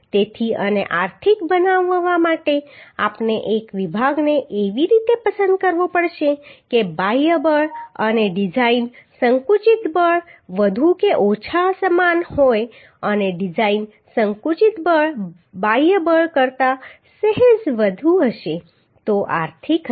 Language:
Gujarati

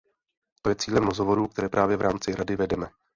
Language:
Czech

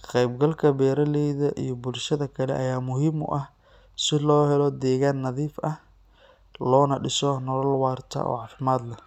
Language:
Somali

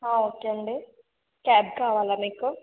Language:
Telugu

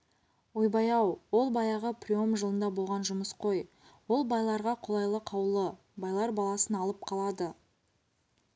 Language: Kazakh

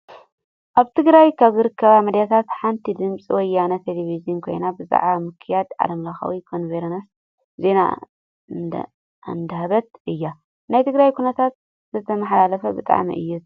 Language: Tigrinya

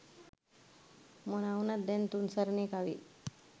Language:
Sinhala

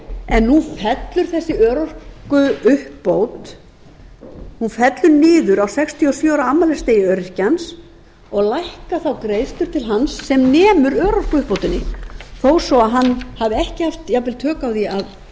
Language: Icelandic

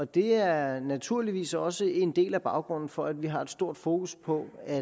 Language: Danish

